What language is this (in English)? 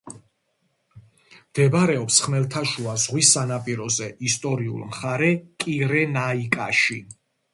Georgian